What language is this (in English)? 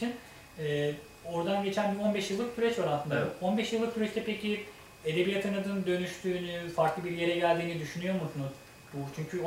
Turkish